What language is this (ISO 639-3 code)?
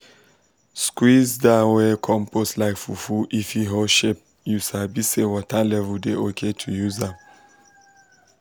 pcm